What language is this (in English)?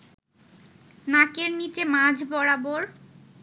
Bangla